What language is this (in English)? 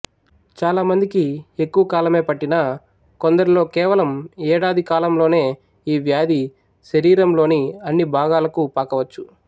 Telugu